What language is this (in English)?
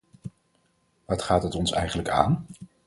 Dutch